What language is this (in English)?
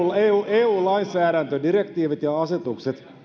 Finnish